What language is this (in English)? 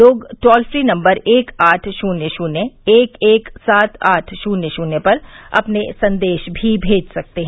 Hindi